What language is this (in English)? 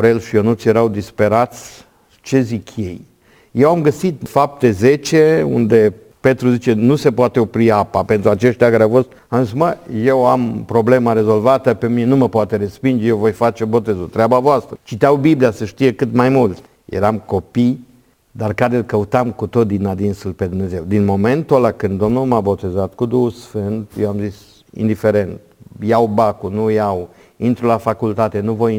Romanian